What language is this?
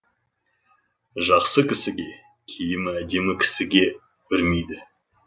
Kazakh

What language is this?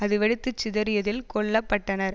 Tamil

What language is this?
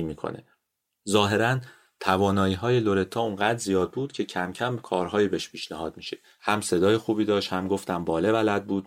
Persian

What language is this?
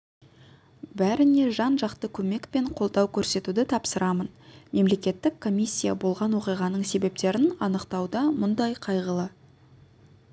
Kazakh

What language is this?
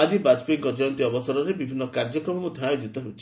Odia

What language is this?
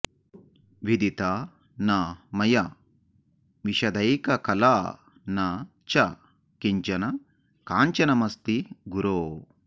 Sanskrit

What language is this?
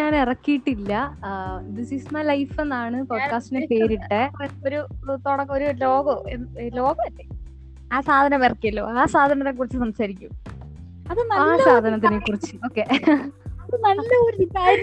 Malayalam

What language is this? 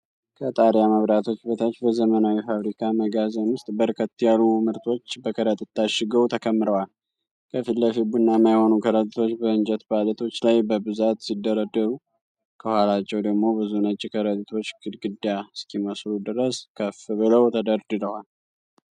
Amharic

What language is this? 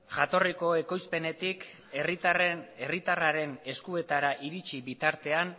Basque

